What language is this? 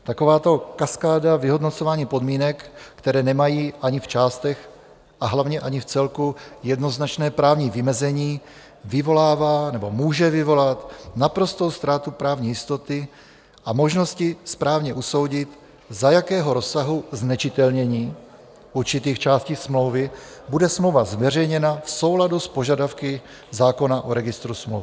Czech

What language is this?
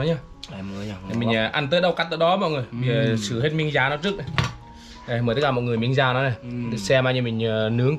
Vietnamese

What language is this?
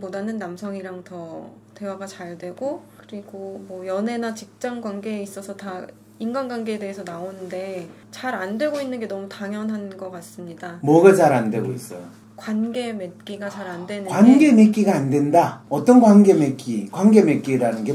Korean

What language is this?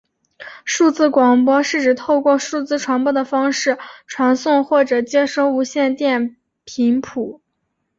Chinese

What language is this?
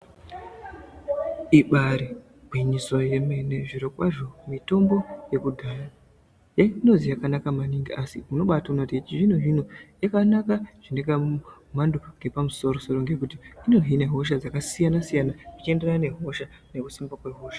Ndau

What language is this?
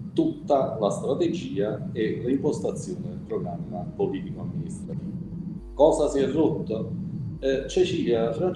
Italian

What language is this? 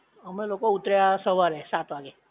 Gujarati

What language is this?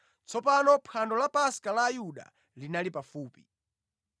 Nyanja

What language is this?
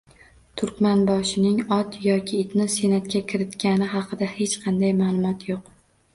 Uzbek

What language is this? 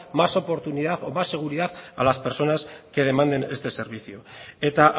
Spanish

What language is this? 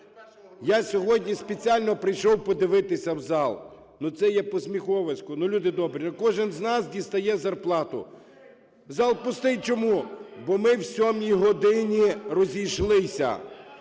Ukrainian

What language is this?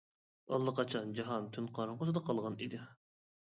Uyghur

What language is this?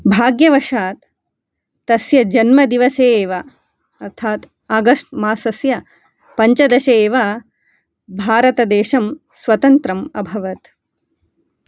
Sanskrit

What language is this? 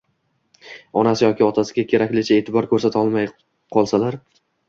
Uzbek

